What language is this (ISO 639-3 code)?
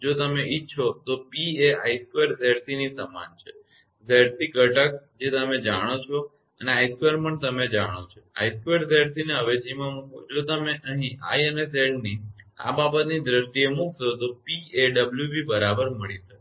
guj